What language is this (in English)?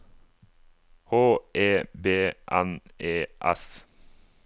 Norwegian